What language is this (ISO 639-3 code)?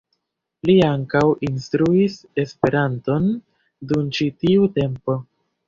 epo